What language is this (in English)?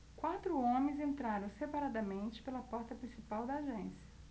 Portuguese